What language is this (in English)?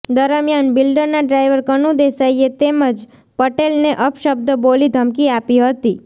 Gujarati